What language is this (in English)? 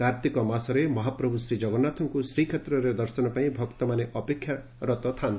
Odia